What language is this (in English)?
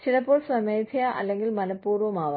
Malayalam